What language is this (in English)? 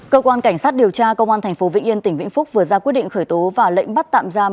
Vietnamese